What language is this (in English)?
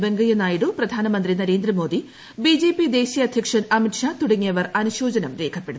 Malayalam